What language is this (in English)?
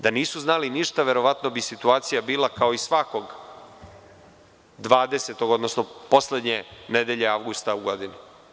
Serbian